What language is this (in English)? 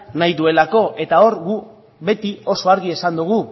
Basque